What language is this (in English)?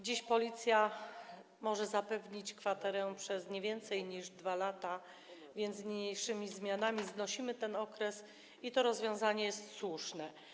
Polish